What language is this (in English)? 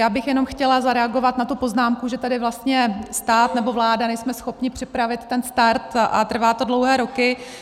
Czech